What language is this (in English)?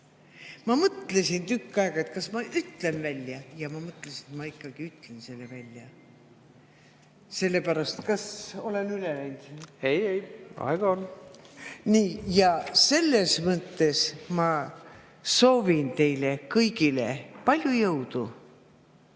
Estonian